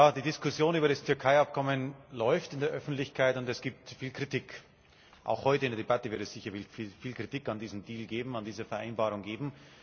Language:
German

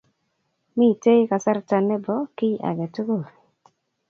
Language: Kalenjin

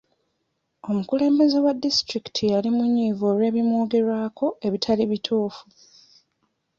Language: Ganda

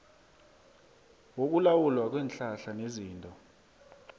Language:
South Ndebele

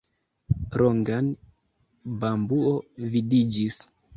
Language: Esperanto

